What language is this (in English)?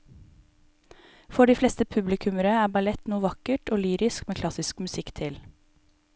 Norwegian